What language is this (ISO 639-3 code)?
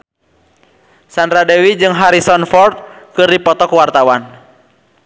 sun